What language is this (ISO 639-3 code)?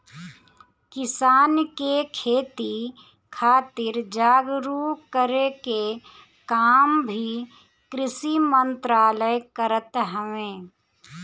bho